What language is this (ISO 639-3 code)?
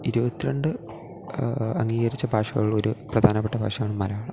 mal